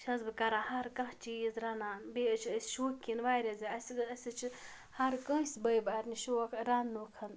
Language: Kashmiri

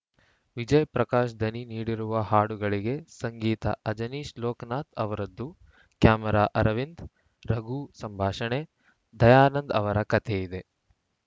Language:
Kannada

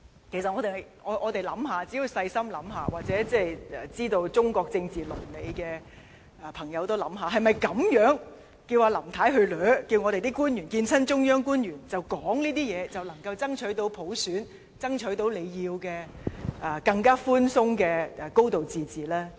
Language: Cantonese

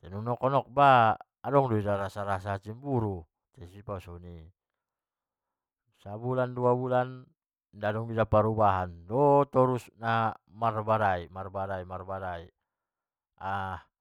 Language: Batak Mandailing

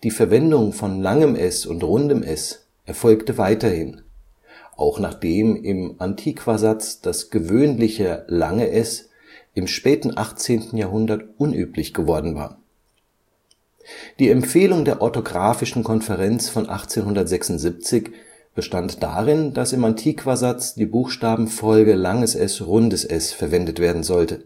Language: German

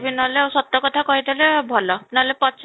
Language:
Odia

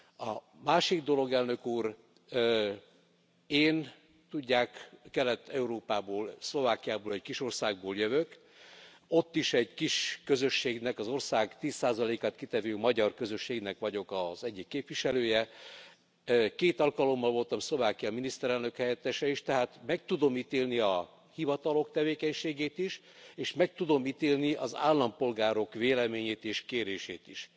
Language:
Hungarian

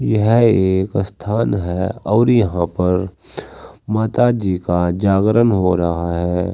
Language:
Hindi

